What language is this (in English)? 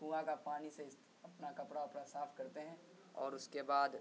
Urdu